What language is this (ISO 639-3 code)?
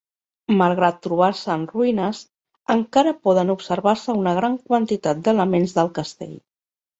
cat